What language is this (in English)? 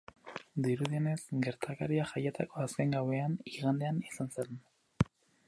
Basque